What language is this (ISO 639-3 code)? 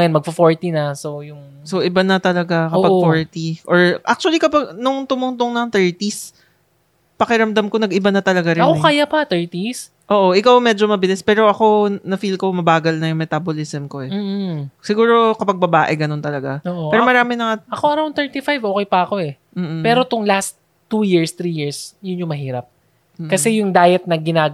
fil